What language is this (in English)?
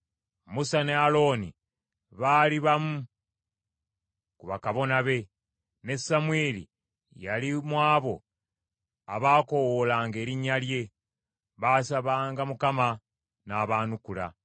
Ganda